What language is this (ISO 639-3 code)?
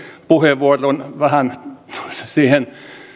fin